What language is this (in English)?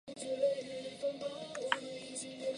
Chinese